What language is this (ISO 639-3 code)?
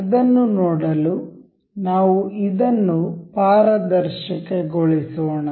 kan